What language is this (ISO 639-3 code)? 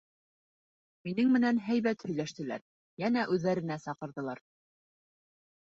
bak